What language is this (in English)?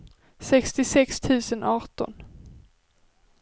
Swedish